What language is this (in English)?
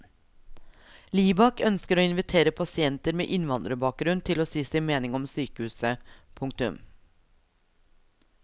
Norwegian